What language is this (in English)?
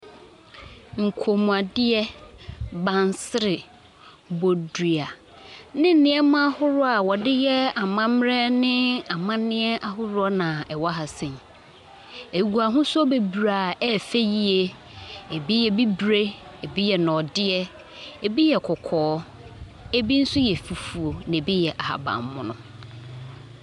Akan